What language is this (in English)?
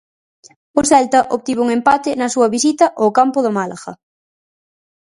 Galician